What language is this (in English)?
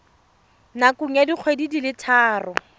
Tswana